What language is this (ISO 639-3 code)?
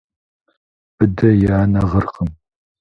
kbd